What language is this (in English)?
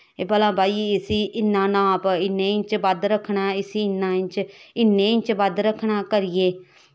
Dogri